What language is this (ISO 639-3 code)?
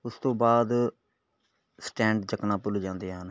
pan